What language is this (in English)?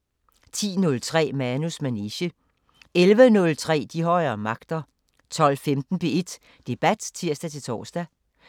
Danish